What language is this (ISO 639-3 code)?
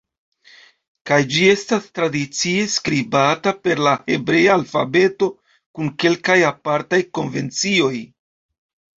epo